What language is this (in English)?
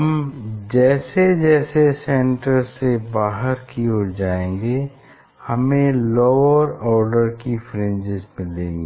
Hindi